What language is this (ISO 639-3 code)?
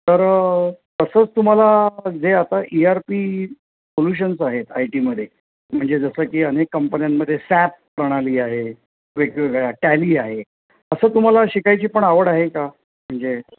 mar